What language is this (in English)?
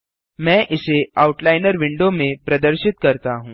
Hindi